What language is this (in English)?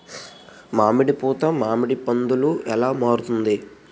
Telugu